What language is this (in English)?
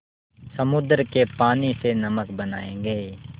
Hindi